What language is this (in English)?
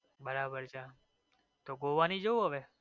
Gujarati